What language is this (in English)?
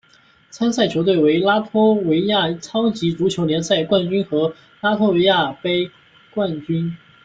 Chinese